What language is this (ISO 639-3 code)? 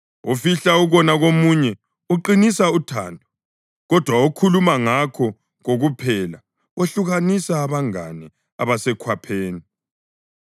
nde